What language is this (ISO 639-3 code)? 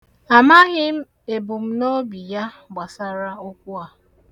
ibo